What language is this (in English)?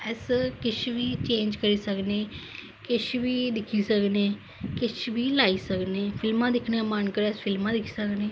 Dogri